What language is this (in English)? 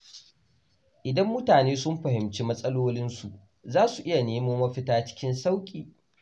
Hausa